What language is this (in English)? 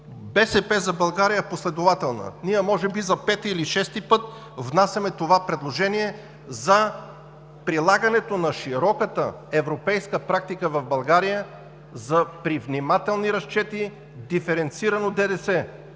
Bulgarian